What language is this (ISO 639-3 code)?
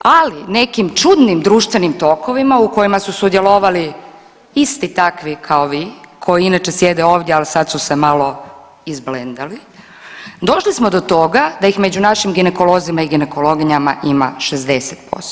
hrv